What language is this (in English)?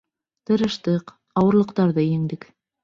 Bashkir